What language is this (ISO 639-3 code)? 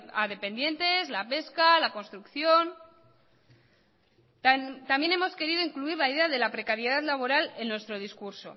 spa